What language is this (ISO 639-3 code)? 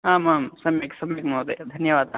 san